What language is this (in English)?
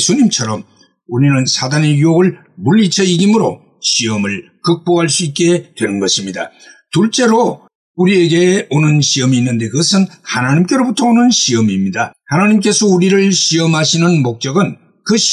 Korean